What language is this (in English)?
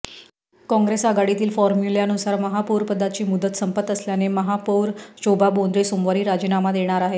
Marathi